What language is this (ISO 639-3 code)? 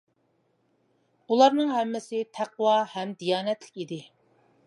uig